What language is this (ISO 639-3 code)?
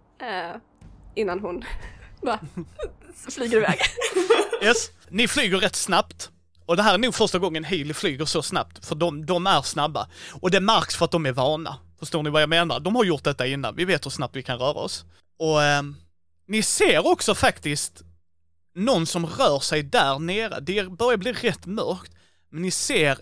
swe